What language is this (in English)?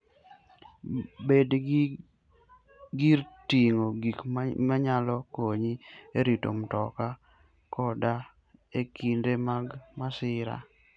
Luo (Kenya and Tanzania)